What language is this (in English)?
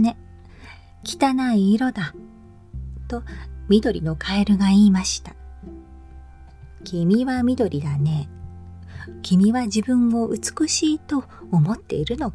Japanese